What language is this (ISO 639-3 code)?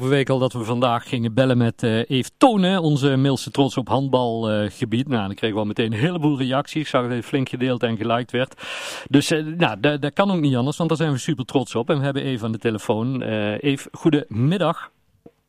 nld